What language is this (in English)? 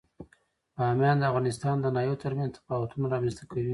Pashto